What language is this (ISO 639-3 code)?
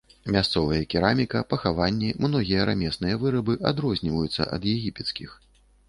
bel